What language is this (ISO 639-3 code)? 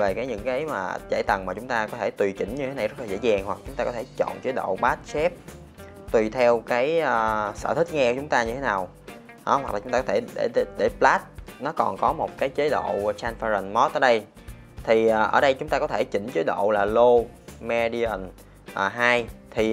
vie